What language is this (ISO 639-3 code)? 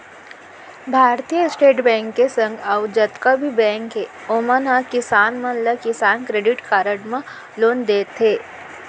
hne